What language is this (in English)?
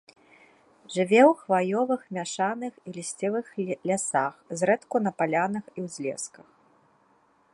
Belarusian